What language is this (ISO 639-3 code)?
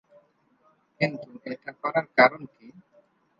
ben